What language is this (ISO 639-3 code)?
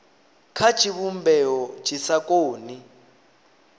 ven